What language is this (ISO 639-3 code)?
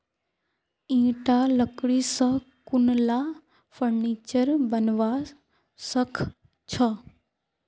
mag